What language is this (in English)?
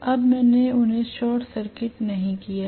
Hindi